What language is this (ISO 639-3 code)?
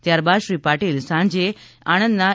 guj